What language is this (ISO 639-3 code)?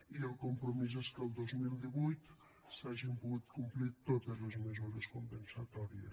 cat